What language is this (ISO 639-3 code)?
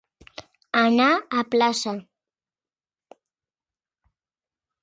cat